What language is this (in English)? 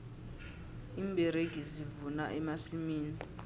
South Ndebele